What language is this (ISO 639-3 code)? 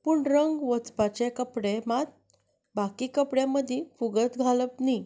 kok